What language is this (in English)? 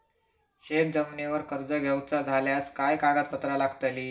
Marathi